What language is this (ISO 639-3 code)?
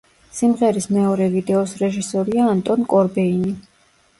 kat